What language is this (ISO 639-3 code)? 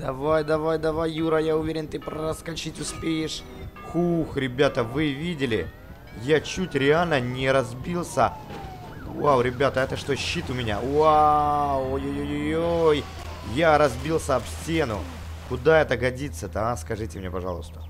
rus